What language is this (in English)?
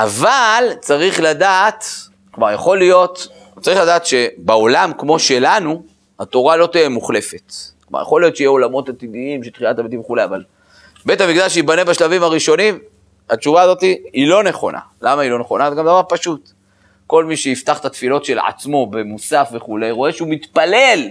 Hebrew